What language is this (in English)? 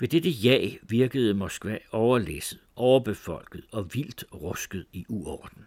Danish